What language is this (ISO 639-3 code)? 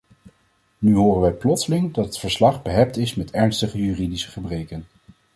nld